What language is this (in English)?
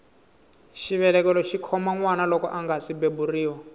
Tsonga